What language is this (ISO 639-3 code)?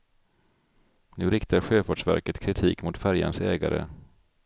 swe